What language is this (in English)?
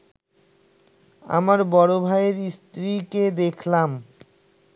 Bangla